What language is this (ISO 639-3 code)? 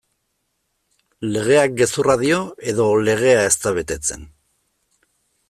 eus